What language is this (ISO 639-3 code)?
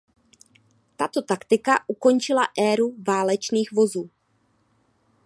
ces